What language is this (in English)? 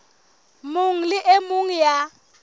Southern Sotho